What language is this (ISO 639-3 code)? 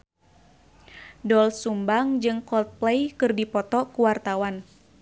sun